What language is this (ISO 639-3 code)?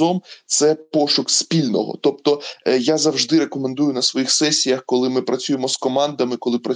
ukr